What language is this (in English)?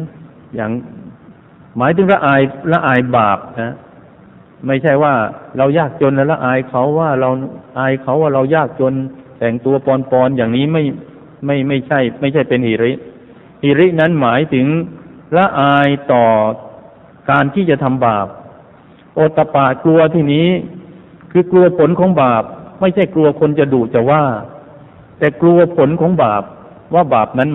Thai